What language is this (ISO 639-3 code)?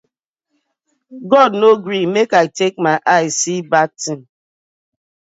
pcm